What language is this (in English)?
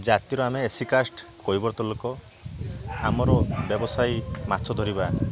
Odia